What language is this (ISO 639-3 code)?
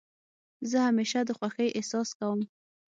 pus